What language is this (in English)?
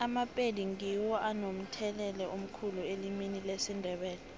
South Ndebele